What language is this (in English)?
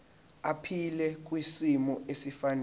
Zulu